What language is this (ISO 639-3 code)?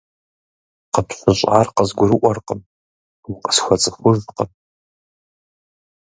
kbd